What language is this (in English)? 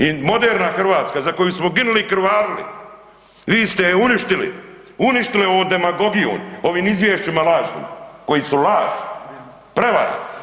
Croatian